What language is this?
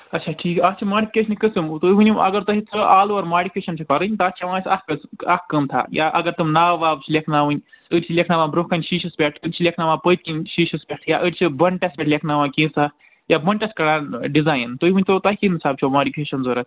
Kashmiri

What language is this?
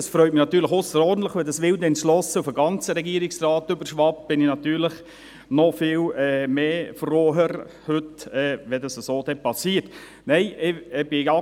Swiss German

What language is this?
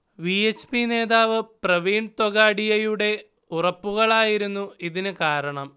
Malayalam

